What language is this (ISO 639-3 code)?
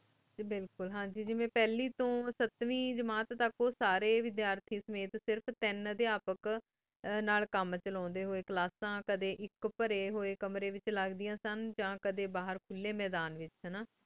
pan